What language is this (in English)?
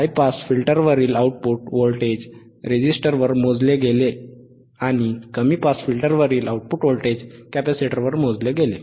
Marathi